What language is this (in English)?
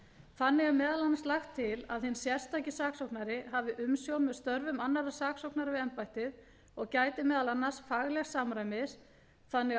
Icelandic